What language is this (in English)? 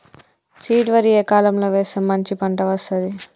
Telugu